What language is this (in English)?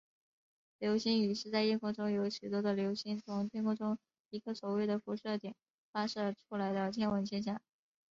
Chinese